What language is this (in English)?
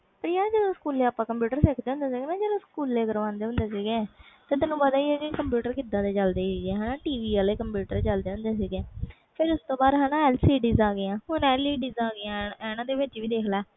Punjabi